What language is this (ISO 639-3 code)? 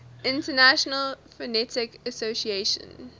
eng